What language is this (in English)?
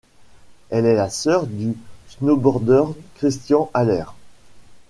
French